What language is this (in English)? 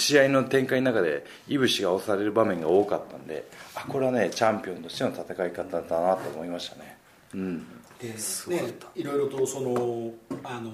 Japanese